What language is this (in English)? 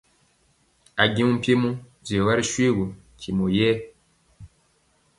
Mpiemo